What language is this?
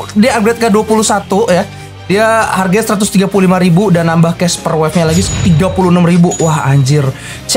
Indonesian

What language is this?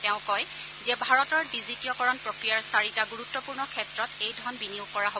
Assamese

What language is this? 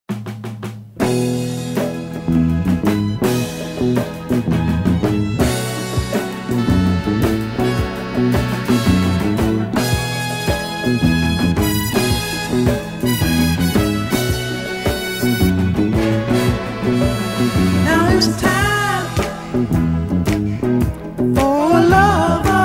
English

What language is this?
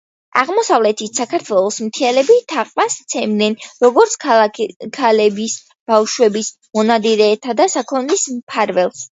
Georgian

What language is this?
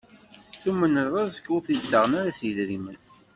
Kabyle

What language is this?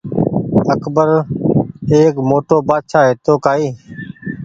Goaria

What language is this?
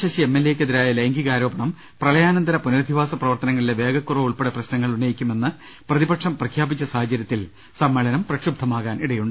Malayalam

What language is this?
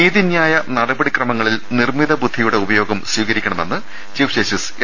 Malayalam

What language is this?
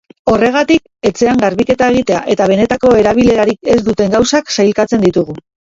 Basque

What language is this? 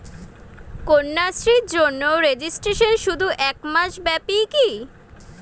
Bangla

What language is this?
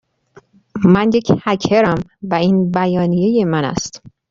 Persian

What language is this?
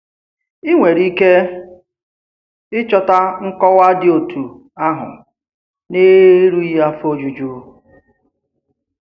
Igbo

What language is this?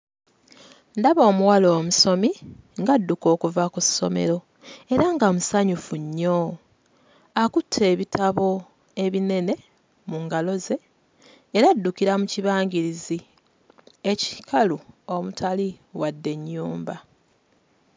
Ganda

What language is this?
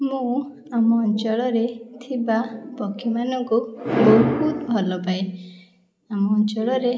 Odia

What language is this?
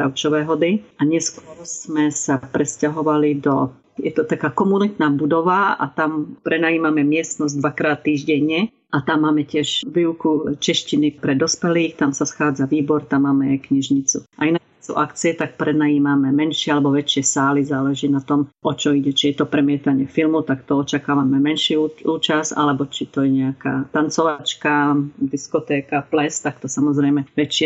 Slovak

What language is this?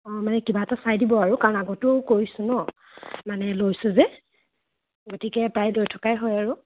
Assamese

